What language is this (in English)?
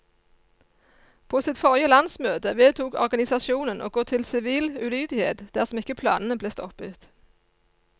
Norwegian